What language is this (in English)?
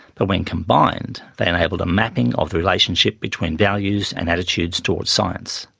English